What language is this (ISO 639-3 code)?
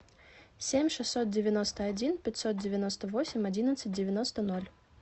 rus